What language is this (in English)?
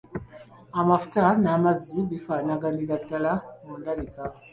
Ganda